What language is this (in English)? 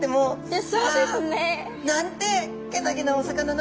Japanese